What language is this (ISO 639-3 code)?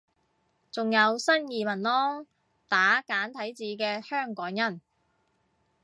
yue